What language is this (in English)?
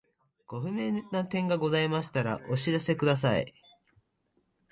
Japanese